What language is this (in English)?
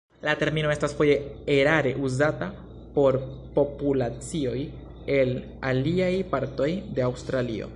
Esperanto